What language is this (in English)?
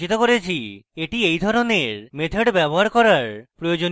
Bangla